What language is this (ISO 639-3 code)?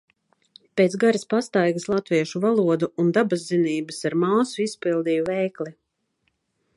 lav